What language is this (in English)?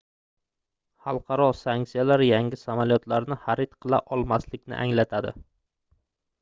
Uzbek